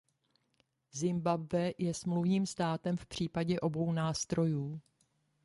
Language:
Czech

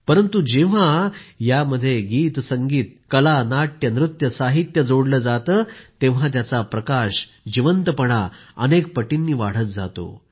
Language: Marathi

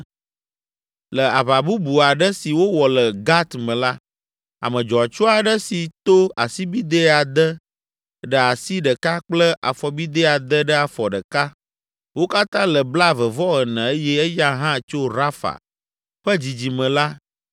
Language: Ewe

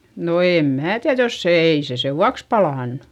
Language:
Finnish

